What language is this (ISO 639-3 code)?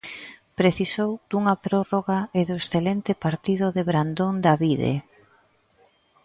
glg